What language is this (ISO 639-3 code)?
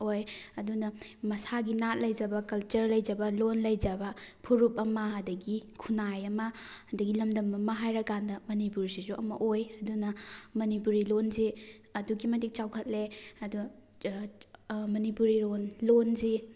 mni